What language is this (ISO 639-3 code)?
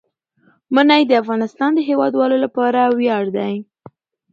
pus